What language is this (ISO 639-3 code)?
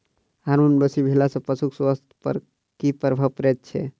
mai